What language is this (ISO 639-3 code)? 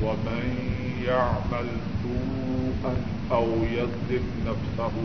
urd